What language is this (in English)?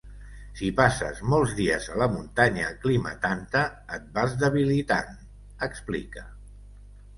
Catalan